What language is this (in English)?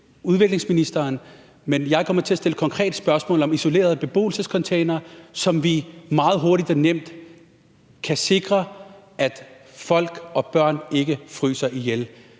Danish